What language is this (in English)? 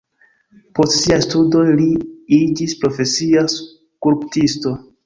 Esperanto